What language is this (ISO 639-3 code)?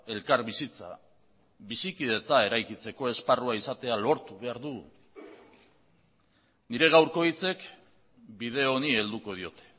eus